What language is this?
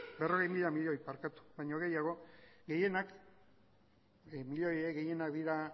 Basque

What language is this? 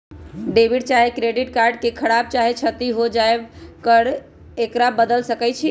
Magahi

